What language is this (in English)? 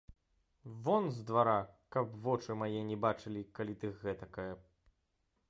Belarusian